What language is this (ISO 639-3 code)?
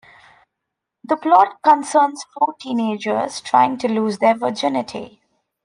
eng